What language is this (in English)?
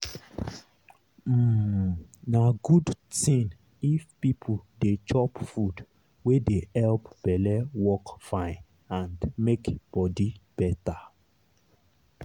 Nigerian Pidgin